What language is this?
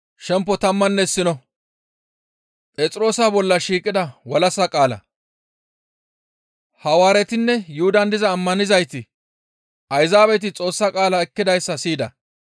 Gamo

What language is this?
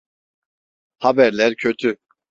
Turkish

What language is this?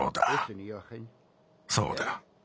Japanese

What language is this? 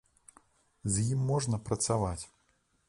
Belarusian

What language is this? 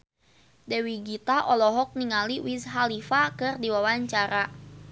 Sundanese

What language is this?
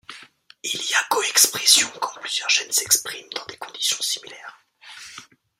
French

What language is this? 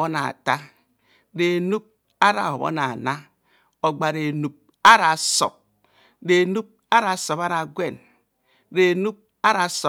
Kohumono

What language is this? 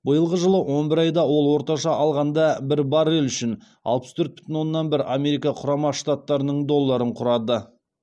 Kazakh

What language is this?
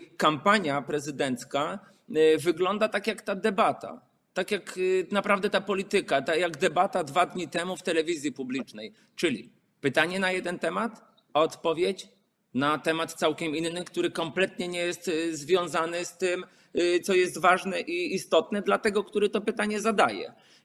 Polish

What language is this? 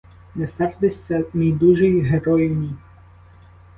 Ukrainian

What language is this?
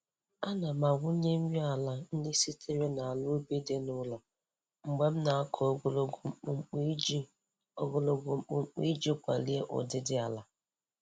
Igbo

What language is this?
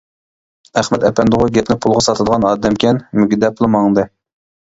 Uyghur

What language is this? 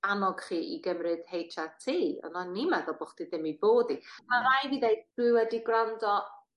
Welsh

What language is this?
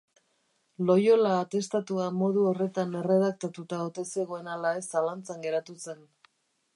Basque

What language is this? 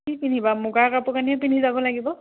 Assamese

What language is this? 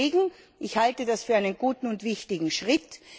German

